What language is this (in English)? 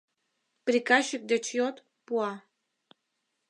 Mari